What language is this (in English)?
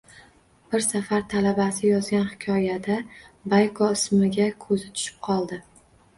Uzbek